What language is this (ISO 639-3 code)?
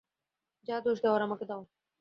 ben